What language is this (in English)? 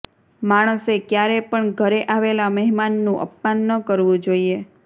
Gujarati